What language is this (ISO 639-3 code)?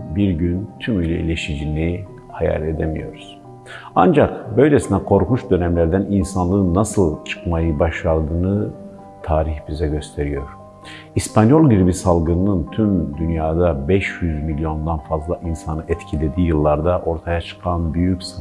tur